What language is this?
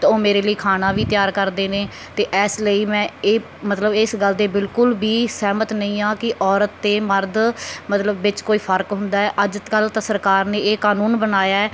Punjabi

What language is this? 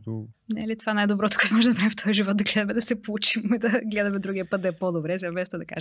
Bulgarian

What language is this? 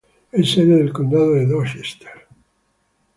Spanish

